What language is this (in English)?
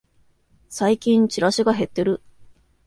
Japanese